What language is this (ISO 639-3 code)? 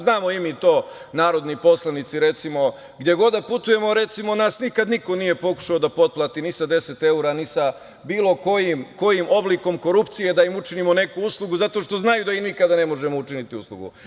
srp